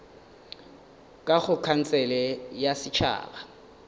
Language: Northern Sotho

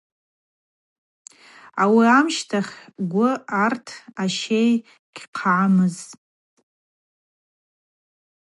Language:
Abaza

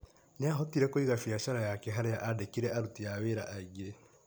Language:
Kikuyu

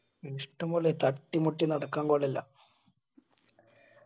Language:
Malayalam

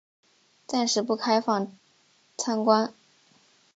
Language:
Chinese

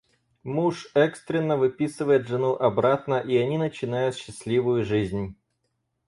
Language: Russian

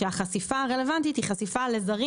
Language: Hebrew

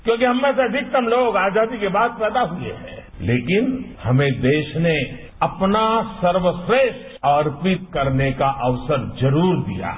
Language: Hindi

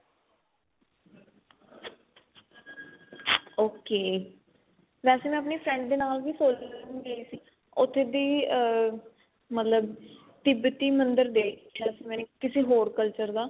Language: Punjabi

